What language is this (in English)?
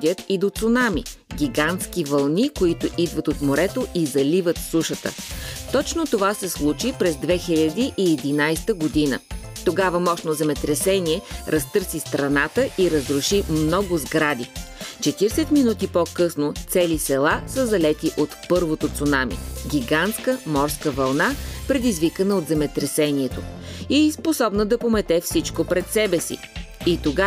Bulgarian